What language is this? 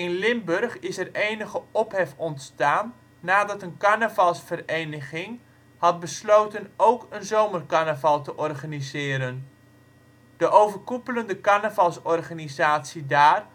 Dutch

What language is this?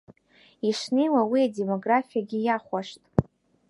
Abkhazian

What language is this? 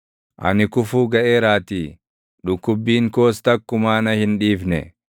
Oromo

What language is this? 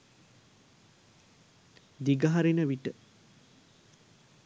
Sinhala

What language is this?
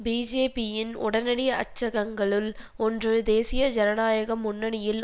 Tamil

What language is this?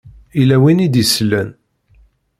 Kabyle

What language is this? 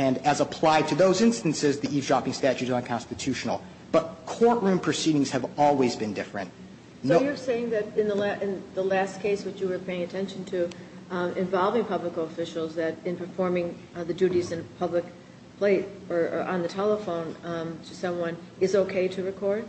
English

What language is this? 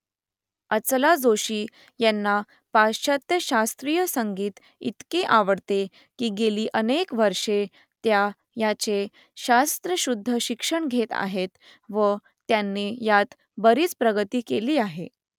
Marathi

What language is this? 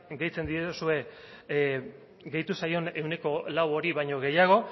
Basque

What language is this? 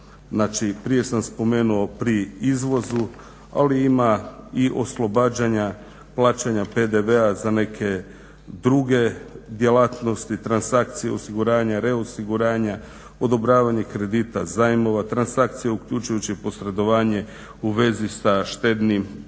Croatian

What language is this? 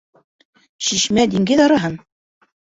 Bashkir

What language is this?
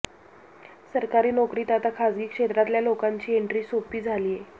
Marathi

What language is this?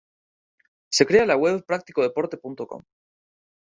Spanish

